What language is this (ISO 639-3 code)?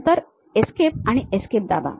mar